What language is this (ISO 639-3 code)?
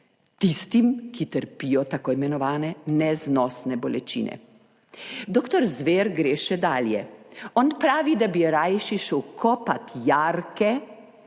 slv